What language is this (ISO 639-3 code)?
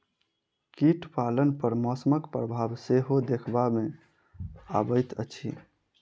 mai